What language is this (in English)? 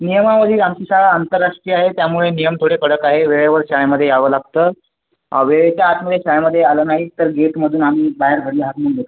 Marathi